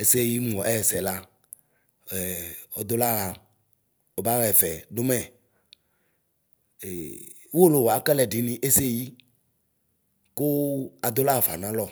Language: Ikposo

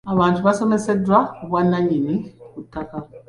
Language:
Ganda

